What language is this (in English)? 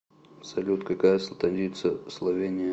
Russian